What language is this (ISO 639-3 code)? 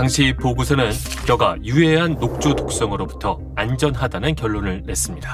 kor